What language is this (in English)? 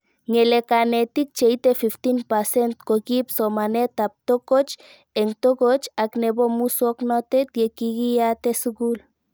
Kalenjin